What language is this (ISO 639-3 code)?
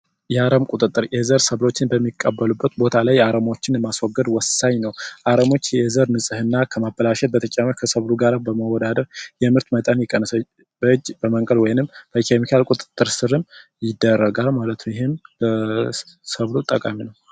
amh